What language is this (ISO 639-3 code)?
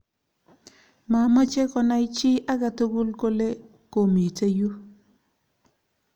kln